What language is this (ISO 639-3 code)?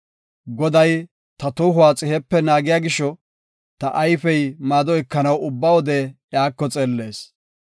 gof